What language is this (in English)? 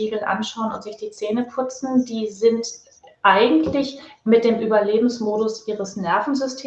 German